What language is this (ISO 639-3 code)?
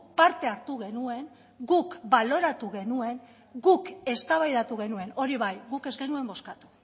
eus